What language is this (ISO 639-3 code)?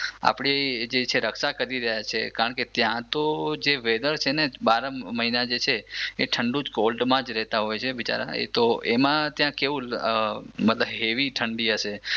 guj